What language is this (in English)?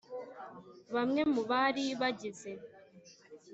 Kinyarwanda